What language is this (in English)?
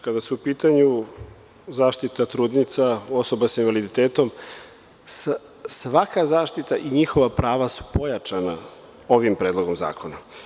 Serbian